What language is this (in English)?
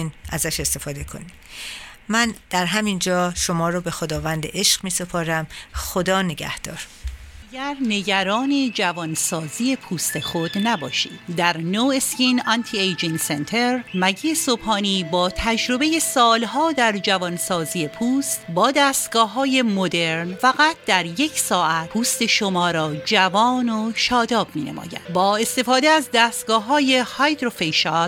Persian